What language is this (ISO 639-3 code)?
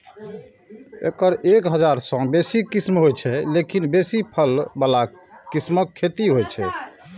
mai